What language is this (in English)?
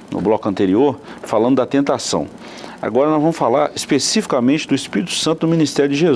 Portuguese